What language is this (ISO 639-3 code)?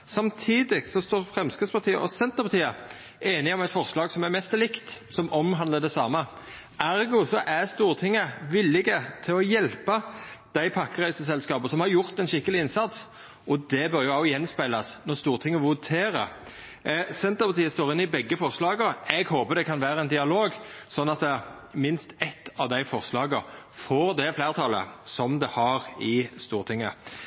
nno